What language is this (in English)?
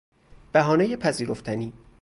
Persian